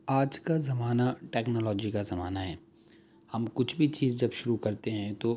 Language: Urdu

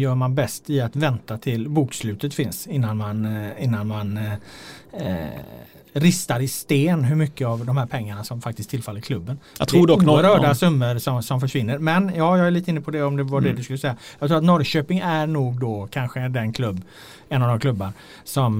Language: Swedish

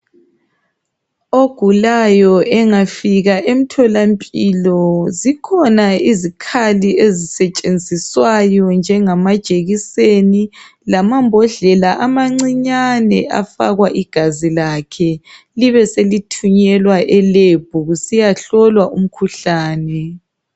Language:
North Ndebele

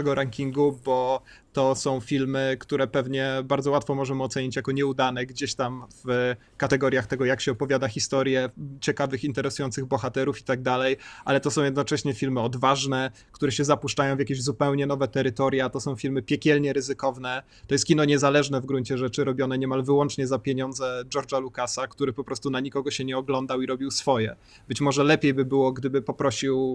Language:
Polish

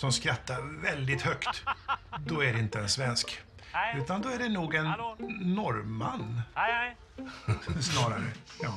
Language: Swedish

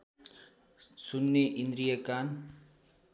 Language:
Nepali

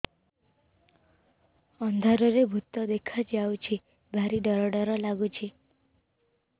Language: Odia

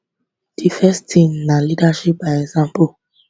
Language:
Nigerian Pidgin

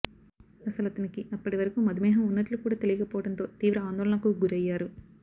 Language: Telugu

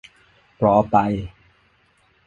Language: Thai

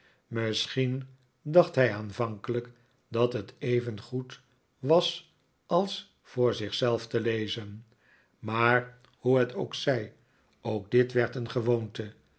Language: Dutch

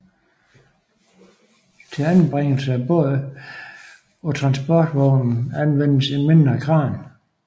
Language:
Danish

